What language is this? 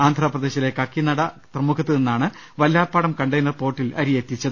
Malayalam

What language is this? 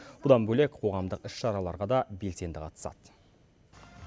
Kazakh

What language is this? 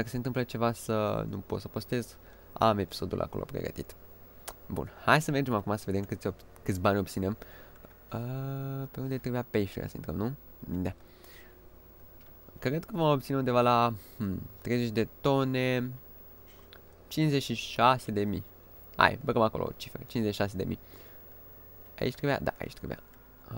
Romanian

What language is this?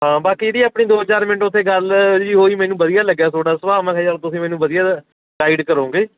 Punjabi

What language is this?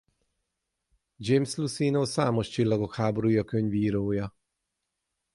Hungarian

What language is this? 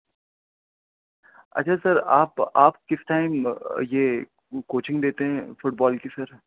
Urdu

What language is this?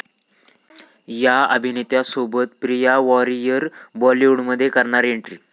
Marathi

